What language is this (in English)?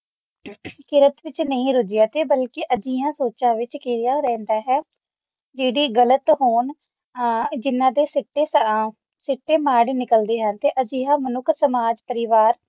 Punjabi